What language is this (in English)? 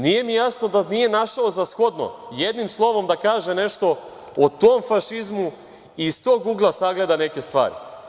Serbian